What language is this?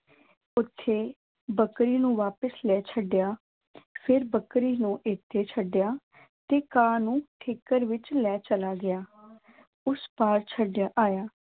Punjabi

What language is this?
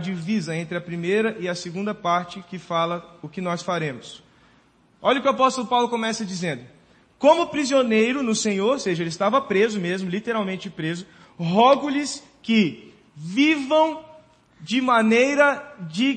Portuguese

